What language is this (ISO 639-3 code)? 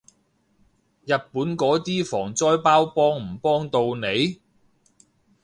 yue